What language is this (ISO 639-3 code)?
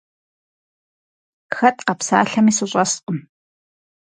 kbd